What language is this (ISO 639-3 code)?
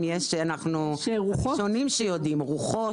heb